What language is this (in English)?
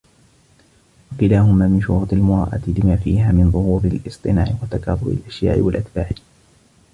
Arabic